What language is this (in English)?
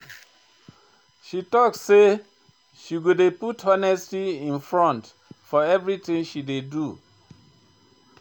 Nigerian Pidgin